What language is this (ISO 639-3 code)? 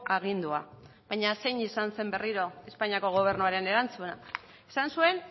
eus